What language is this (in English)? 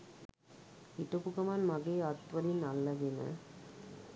Sinhala